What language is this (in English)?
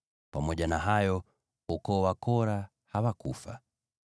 Swahili